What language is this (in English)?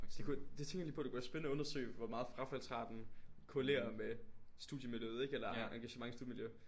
Danish